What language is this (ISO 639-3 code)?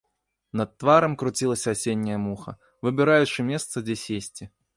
bel